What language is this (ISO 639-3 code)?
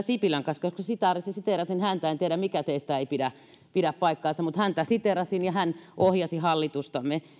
fin